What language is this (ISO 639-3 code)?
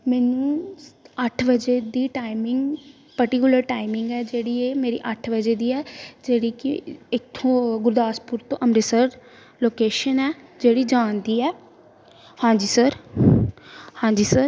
pan